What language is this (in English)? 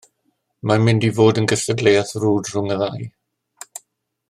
Welsh